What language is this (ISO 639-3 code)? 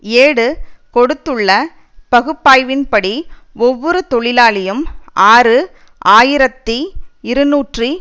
tam